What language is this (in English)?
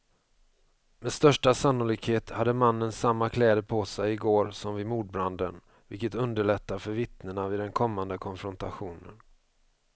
Swedish